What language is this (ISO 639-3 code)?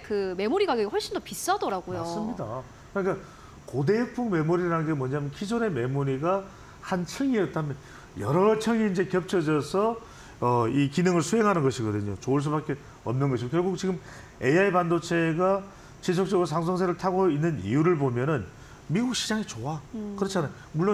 kor